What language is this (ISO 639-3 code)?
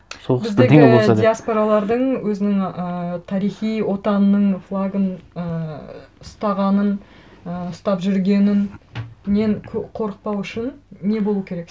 kaz